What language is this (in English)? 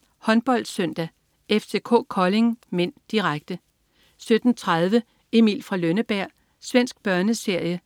Danish